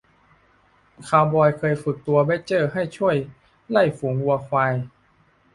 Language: Thai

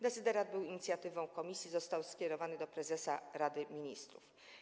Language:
Polish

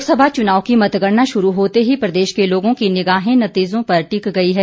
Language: Hindi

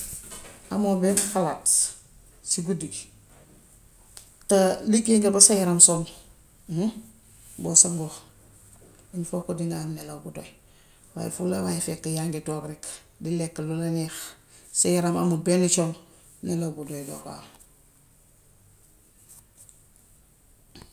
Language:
Gambian Wolof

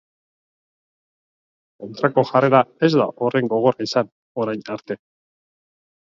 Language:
Basque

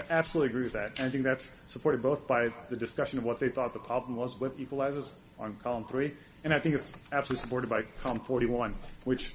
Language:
English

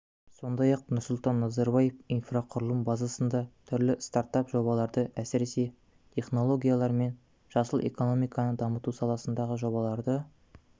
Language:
Kazakh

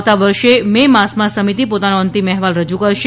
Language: Gujarati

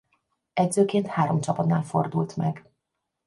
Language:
Hungarian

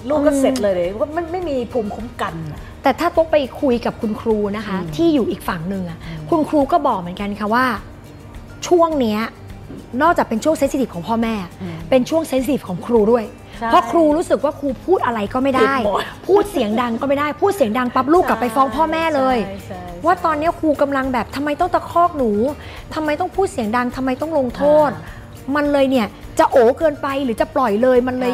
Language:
Thai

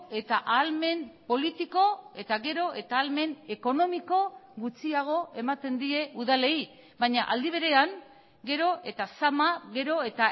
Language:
Basque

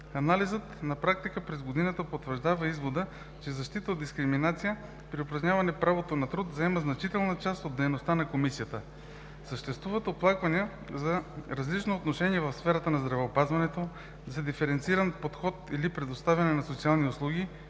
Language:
Bulgarian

